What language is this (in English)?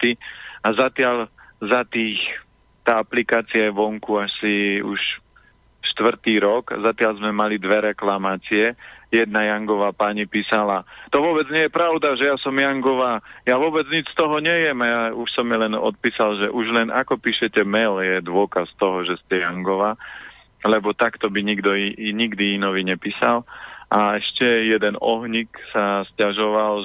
Slovak